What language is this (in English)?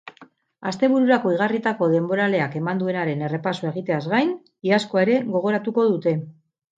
Basque